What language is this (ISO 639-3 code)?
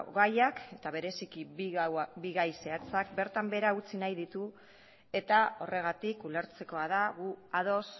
eus